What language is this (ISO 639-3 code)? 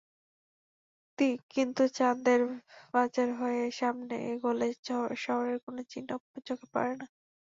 ben